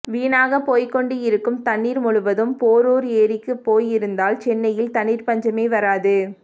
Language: Tamil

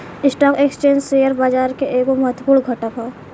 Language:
Bhojpuri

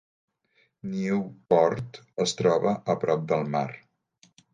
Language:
Catalan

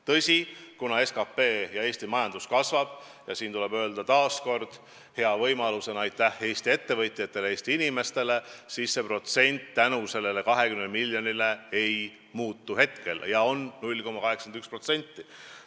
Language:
Estonian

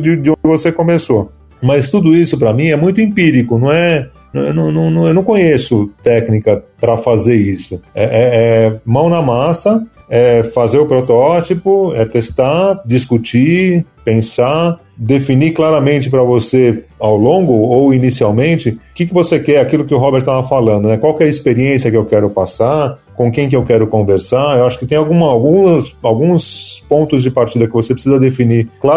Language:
Portuguese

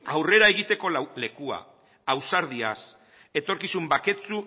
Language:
Basque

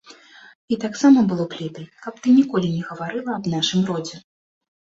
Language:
Belarusian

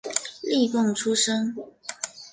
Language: Chinese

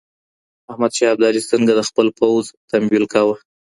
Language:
Pashto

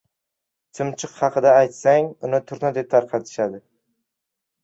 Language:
Uzbek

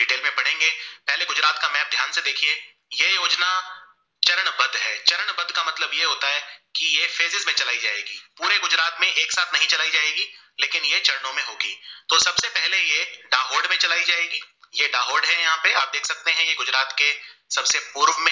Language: Gujarati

